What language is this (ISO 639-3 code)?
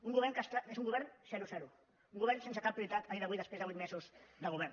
cat